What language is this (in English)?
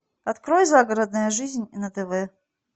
Russian